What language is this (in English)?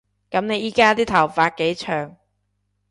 Cantonese